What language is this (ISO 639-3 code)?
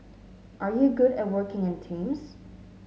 eng